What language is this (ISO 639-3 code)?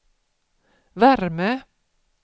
swe